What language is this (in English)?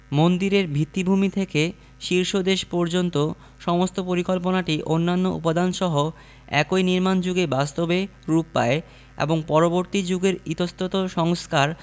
Bangla